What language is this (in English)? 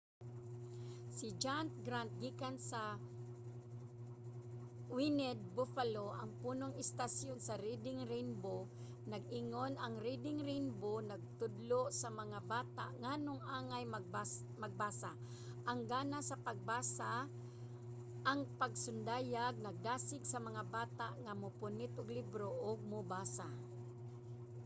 Cebuano